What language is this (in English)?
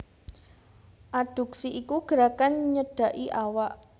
Javanese